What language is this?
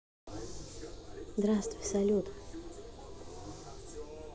Russian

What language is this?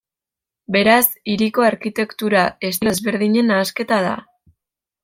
Basque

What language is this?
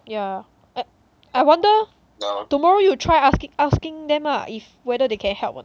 English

